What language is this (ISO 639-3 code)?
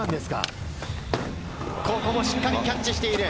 jpn